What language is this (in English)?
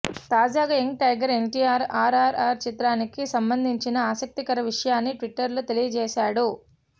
Telugu